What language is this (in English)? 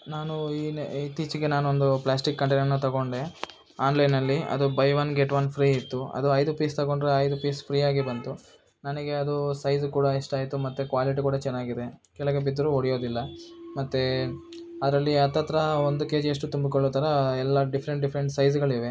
Kannada